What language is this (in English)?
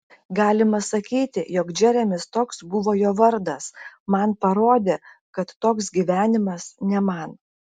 Lithuanian